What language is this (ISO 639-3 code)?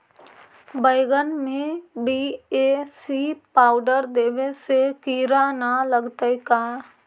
mag